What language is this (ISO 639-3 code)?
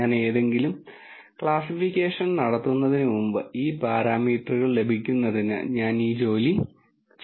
mal